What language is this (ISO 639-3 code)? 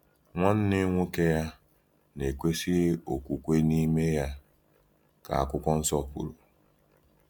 ibo